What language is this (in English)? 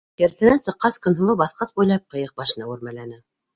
Bashkir